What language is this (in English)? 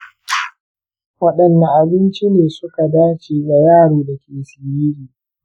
Hausa